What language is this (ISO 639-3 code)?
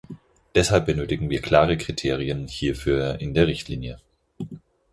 deu